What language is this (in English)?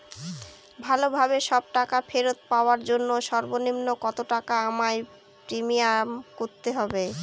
Bangla